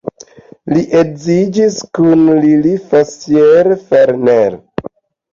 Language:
Esperanto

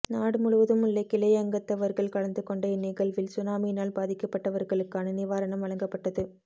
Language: Tamil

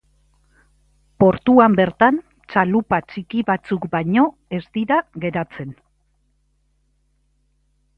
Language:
Basque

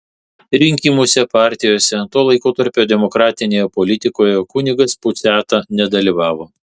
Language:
Lithuanian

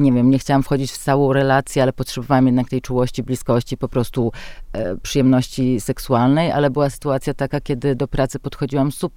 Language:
Polish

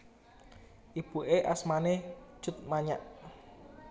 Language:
Javanese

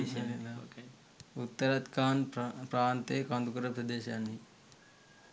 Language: Sinhala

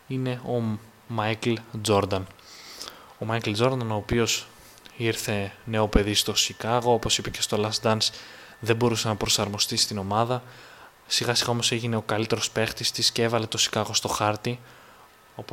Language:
Greek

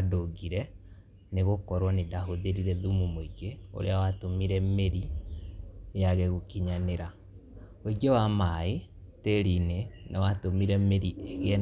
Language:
Kikuyu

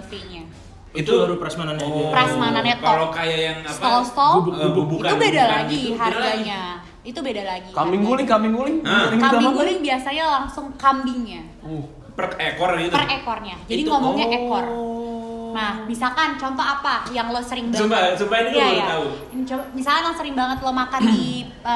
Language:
Indonesian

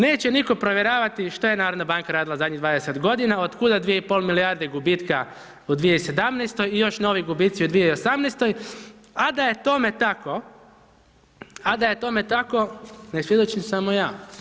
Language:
Croatian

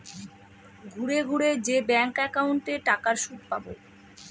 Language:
Bangla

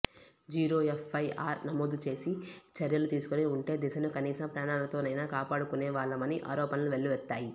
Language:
Telugu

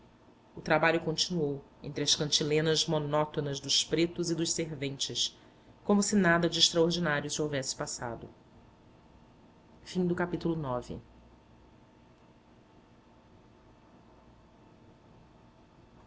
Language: Portuguese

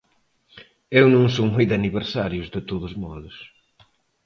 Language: Galician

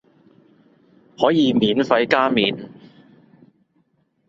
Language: Cantonese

